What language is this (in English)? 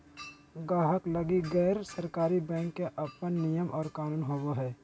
Magahi